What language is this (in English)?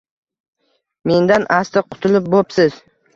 Uzbek